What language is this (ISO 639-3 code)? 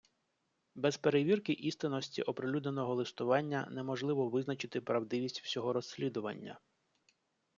ukr